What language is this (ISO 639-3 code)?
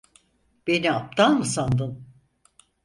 tur